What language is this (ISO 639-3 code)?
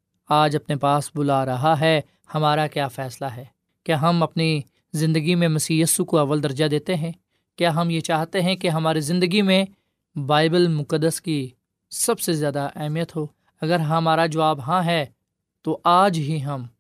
urd